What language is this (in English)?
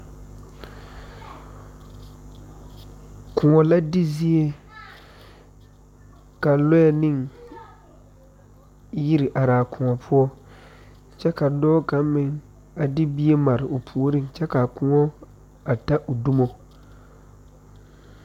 Southern Dagaare